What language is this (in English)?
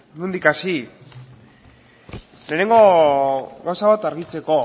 Basque